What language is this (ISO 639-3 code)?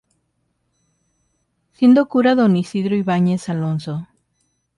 spa